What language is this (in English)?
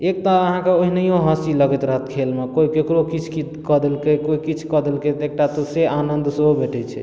Maithili